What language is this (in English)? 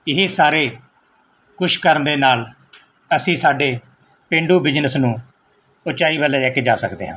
Punjabi